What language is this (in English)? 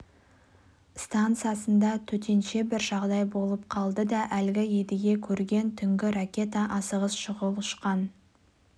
Kazakh